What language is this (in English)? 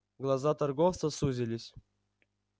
Russian